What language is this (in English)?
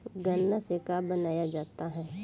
Bhojpuri